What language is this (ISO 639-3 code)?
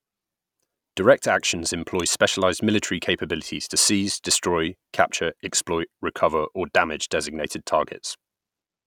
eng